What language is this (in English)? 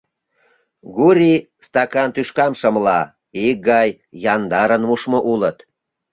Mari